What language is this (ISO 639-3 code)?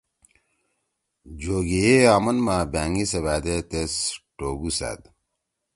trw